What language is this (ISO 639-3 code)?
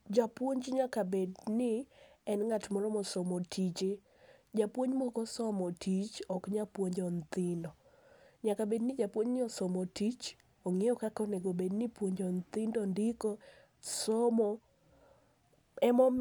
luo